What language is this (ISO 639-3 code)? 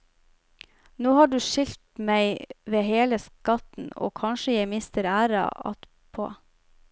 nor